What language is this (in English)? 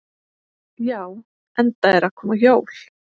Icelandic